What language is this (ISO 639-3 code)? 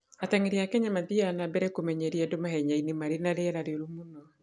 kik